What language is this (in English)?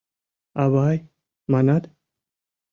Mari